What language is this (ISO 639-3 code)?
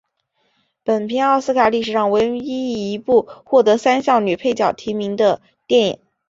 zho